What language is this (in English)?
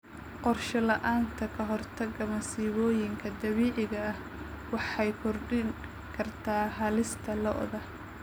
Somali